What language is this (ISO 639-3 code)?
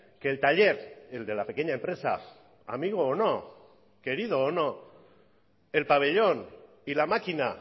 spa